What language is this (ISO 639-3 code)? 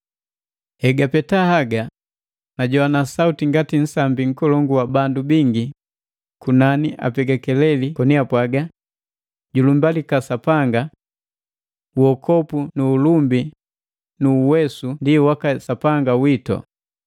mgv